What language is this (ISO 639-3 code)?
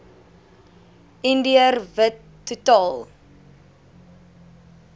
afr